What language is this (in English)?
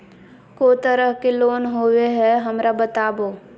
Magahi